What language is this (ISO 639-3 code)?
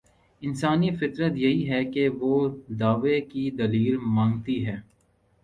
urd